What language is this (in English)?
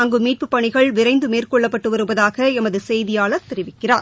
Tamil